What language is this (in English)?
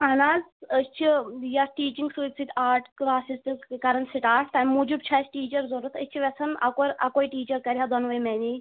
Kashmiri